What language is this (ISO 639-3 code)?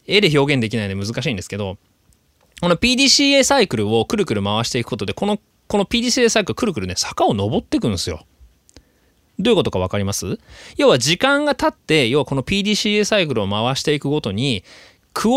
jpn